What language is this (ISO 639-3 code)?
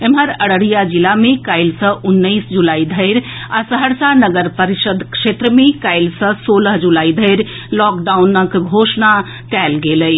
mai